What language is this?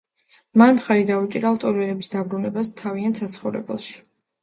Georgian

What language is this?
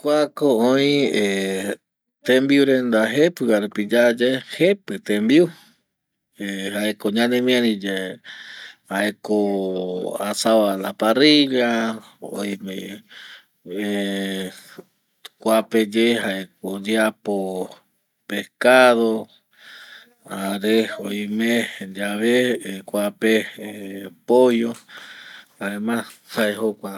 Eastern Bolivian Guaraní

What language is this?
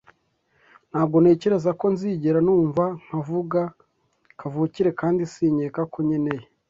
Kinyarwanda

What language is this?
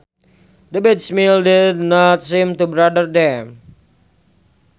Sundanese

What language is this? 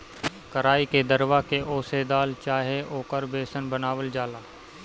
Bhojpuri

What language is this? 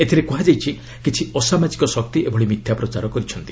Odia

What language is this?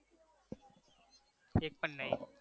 Gujarati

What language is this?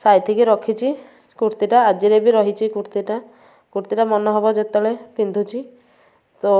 Odia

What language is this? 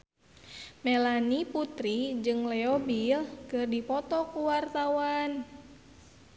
Sundanese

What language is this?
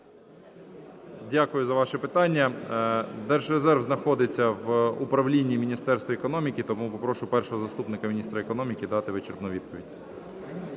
Ukrainian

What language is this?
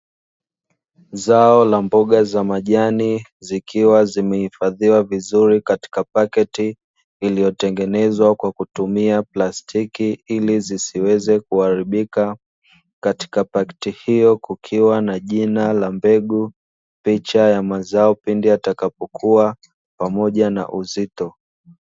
Swahili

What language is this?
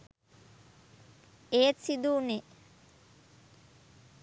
Sinhala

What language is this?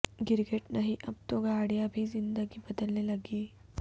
Urdu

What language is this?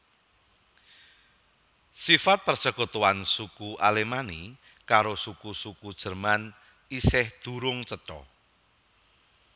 Javanese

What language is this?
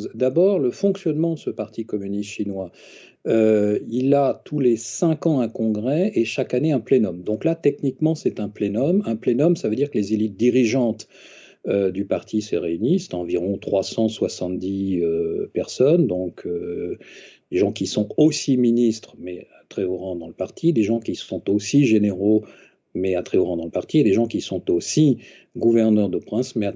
French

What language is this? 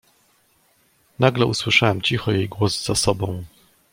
Polish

